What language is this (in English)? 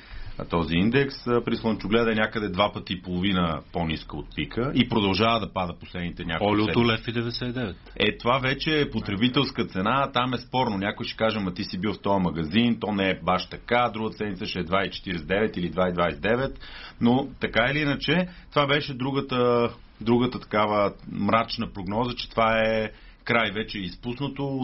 Bulgarian